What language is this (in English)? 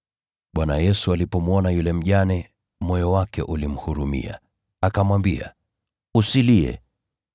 Swahili